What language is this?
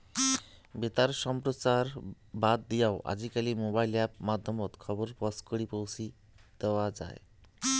Bangla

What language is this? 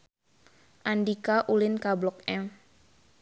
Sundanese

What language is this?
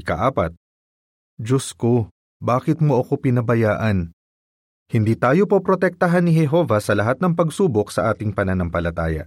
Filipino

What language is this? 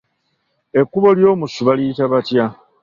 Ganda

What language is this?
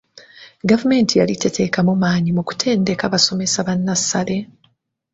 Ganda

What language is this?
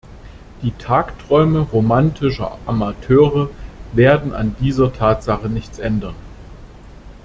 German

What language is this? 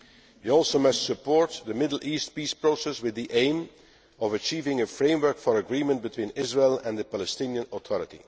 English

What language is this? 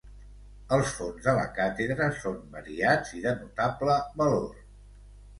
Catalan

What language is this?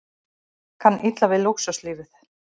Icelandic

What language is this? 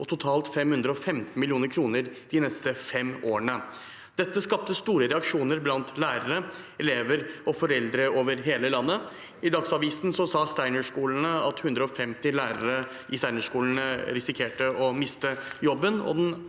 Norwegian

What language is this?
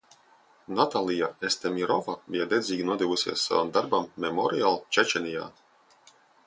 Latvian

